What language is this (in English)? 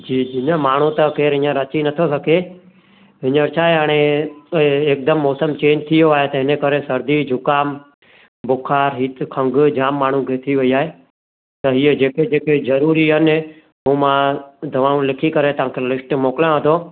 Sindhi